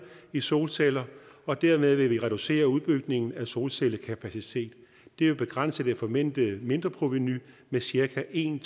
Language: Danish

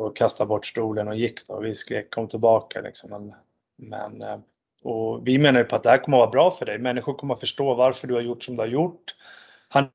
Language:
Swedish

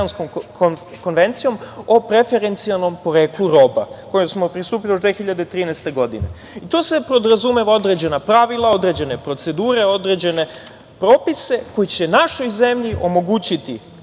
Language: Serbian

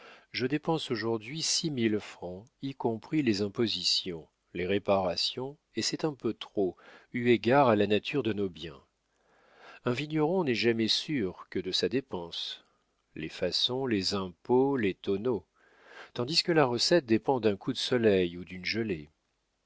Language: French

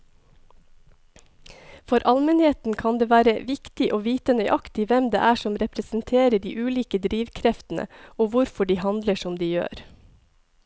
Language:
Norwegian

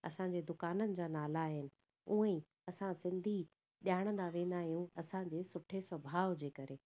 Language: Sindhi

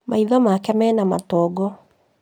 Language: Kikuyu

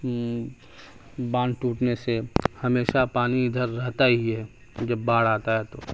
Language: Urdu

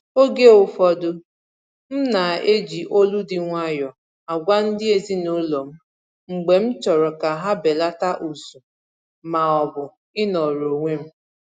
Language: Igbo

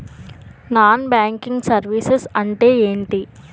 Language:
Telugu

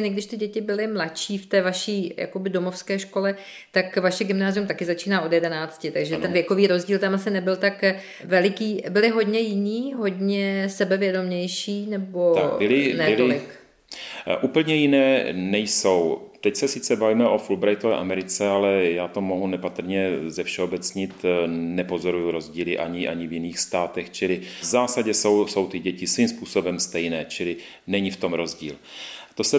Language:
Czech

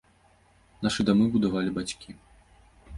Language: Belarusian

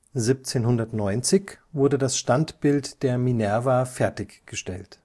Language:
German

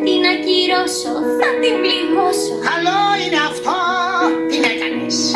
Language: Greek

